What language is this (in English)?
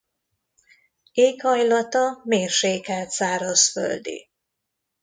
Hungarian